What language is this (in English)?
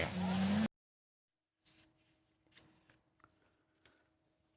Thai